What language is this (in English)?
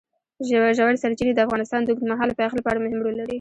Pashto